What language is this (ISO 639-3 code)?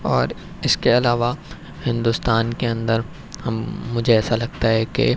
urd